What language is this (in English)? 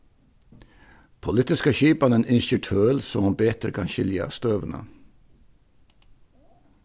Faroese